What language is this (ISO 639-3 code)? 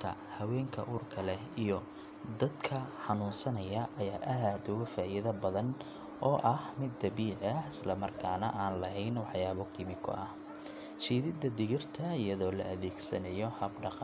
som